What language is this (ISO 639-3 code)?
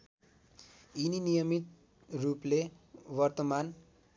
nep